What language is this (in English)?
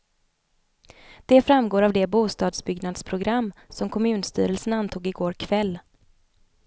Swedish